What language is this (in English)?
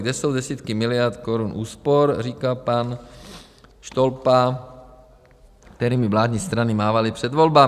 Czech